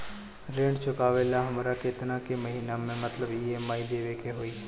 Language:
Bhojpuri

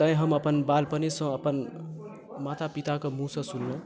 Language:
Maithili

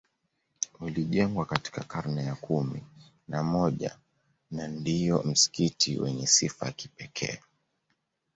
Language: Swahili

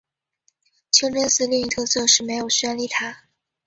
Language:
Chinese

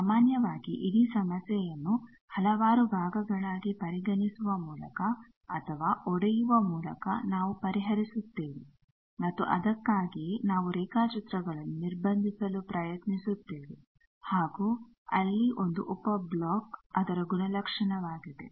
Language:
Kannada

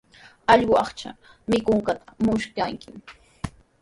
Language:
Sihuas Ancash Quechua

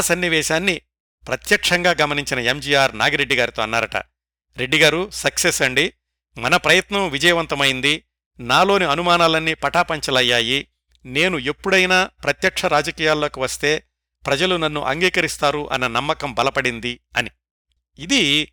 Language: Telugu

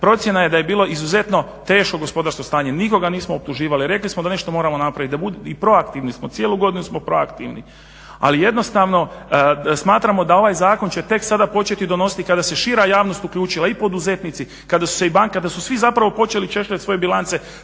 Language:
Croatian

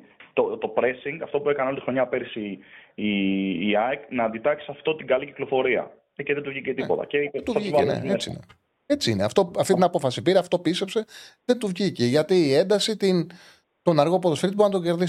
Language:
Greek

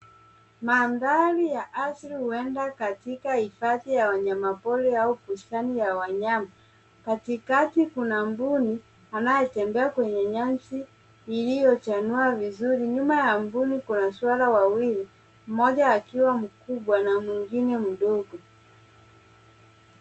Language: Swahili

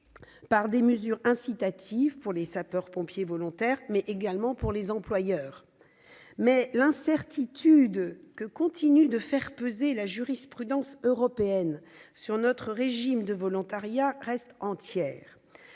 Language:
French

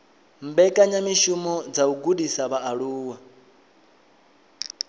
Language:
Venda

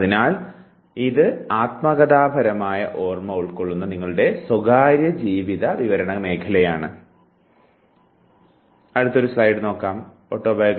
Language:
Malayalam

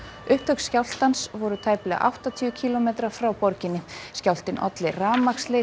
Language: Icelandic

